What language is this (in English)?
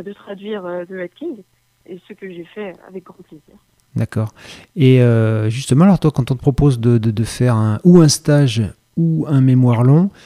French